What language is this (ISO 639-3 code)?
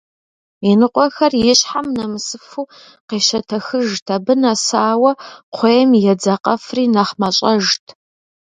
kbd